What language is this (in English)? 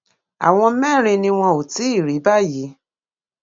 Yoruba